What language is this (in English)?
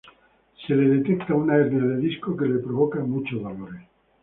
Spanish